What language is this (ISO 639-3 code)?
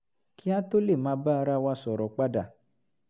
yor